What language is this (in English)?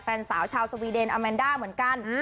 Thai